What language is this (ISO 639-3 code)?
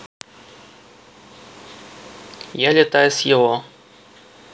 rus